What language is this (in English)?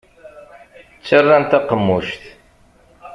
Kabyle